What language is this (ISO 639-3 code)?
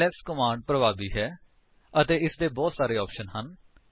pan